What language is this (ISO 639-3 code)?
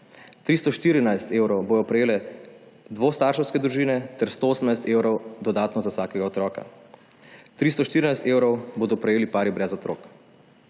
slv